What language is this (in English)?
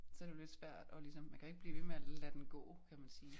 Danish